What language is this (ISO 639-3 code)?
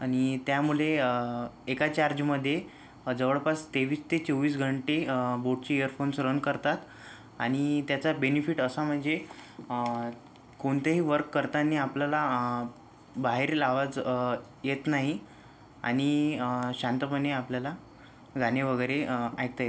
mar